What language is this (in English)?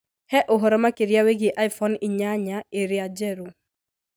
Kikuyu